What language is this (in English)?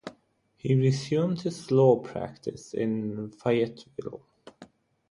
English